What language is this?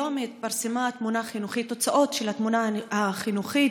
Hebrew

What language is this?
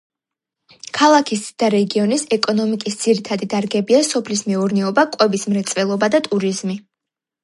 Georgian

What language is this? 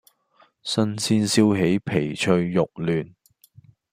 Cantonese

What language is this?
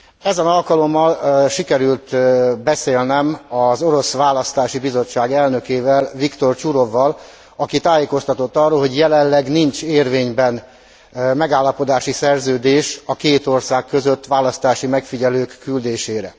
Hungarian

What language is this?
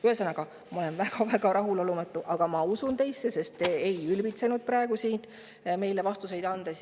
Estonian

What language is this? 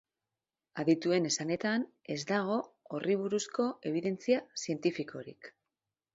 Basque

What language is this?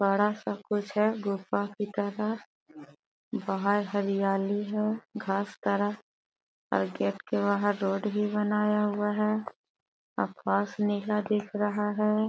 Magahi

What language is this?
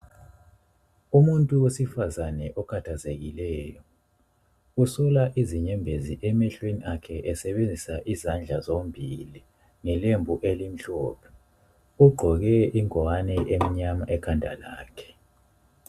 North Ndebele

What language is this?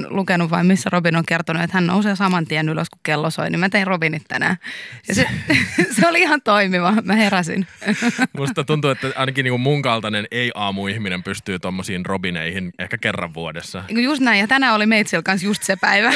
Finnish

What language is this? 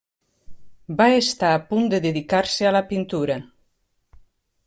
Catalan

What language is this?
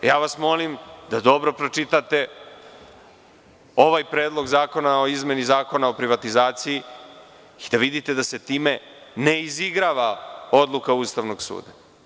Serbian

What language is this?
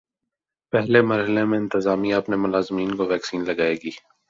Urdu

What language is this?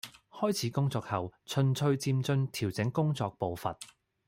Cantonese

